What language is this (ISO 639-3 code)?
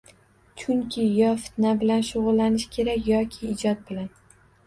uzb